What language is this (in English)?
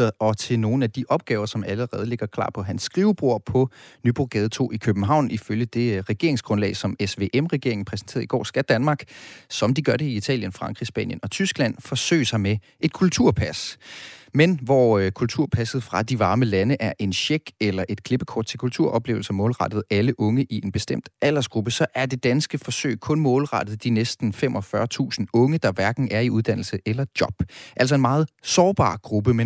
Danish